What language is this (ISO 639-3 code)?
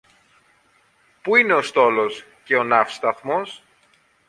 ell